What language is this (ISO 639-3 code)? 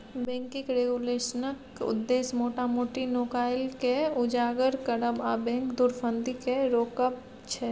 mai